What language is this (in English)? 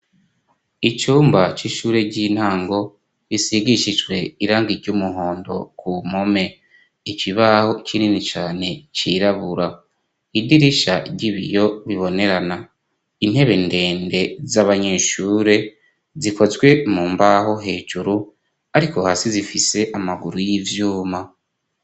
Rundi